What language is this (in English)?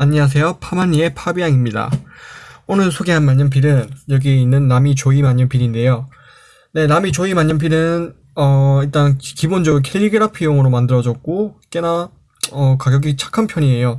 Korean